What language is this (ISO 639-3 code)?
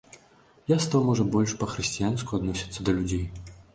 bel